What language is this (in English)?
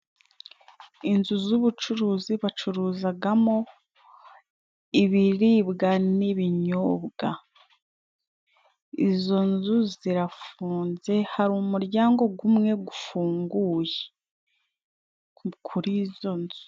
Kinyarwanda